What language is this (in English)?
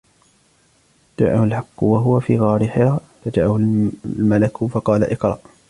Arabic